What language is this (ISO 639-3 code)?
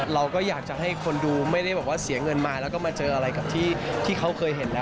tha